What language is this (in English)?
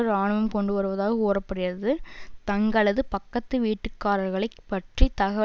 Tamil